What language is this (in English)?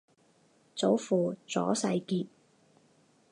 Chinese